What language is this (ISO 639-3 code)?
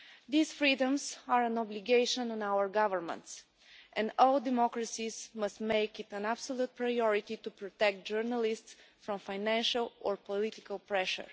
eng